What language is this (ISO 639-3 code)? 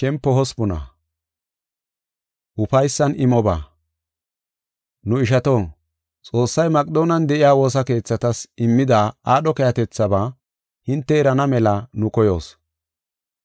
gof